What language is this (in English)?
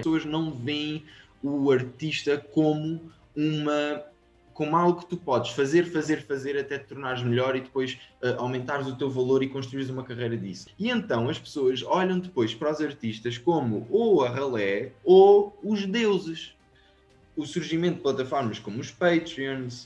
Portuguese